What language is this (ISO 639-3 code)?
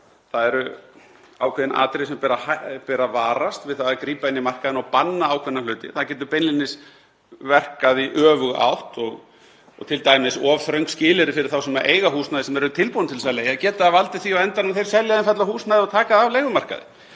isl